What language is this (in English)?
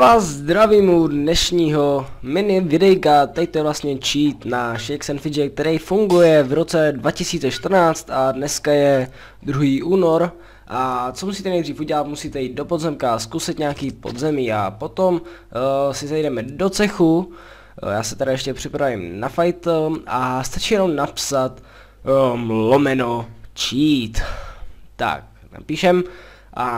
Czech